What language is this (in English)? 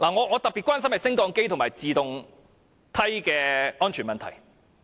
Cantonese